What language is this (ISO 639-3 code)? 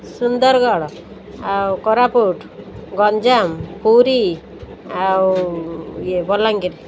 ori